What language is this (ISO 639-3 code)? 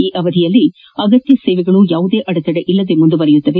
kan